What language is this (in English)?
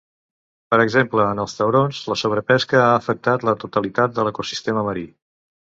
Catalan